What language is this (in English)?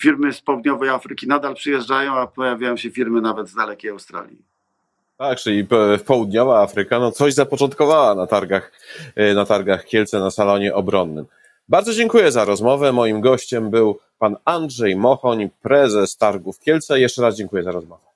Polish